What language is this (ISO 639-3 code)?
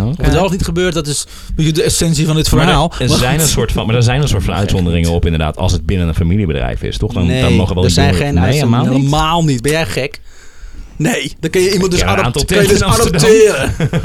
nld